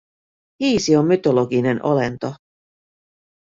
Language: Finnish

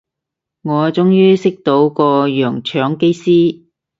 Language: Cantonese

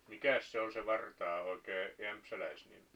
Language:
Finnish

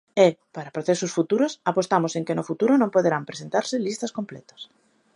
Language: Galician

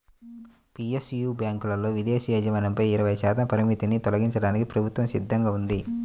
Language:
Telugu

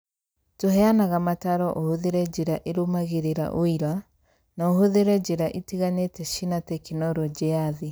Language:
Kikuyu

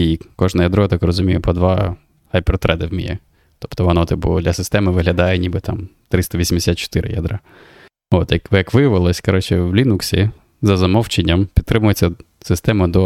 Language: Ukrainian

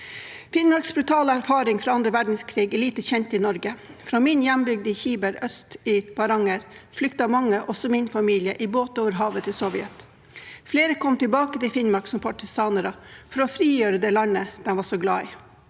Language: Norwegian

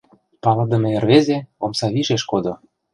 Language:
Mari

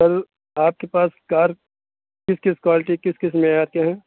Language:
Urdu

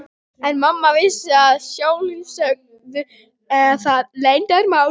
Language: Icelandic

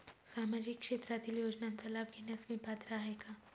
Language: Marathi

